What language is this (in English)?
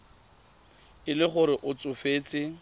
Tswana